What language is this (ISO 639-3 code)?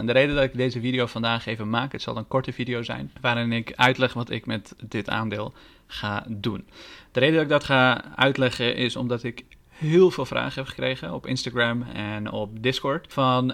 nld